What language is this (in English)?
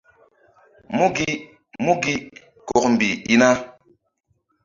Mbum